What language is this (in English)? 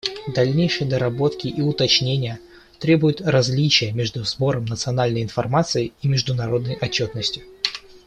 Russian